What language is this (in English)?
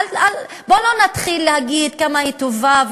Hebrew